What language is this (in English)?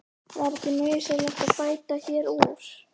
Icelandic